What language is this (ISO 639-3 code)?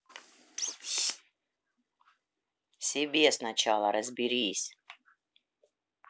rus